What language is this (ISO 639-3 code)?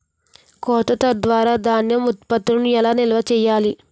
tel